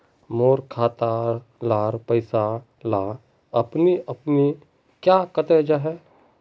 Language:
Magahi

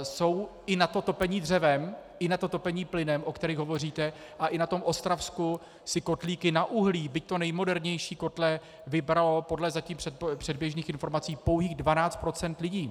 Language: Czech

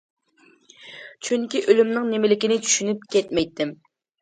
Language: Uyghur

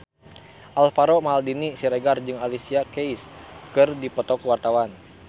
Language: Sundanese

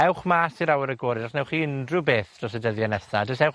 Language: Welsh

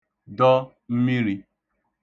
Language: Igbo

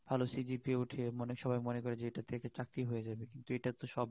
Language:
Bangla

